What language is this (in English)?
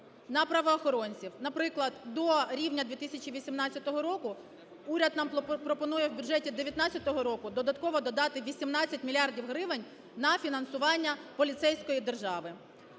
Ukrainian